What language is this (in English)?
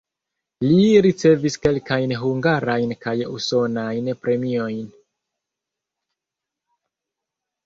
Esperanto